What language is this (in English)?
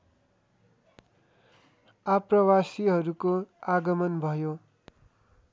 Nepali